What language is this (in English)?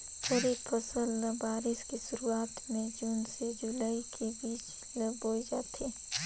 Chhattisgarhi